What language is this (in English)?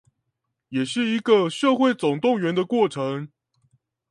Chinese